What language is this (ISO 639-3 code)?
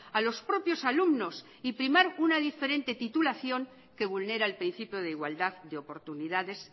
spa